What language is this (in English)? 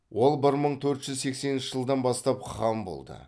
Kazakh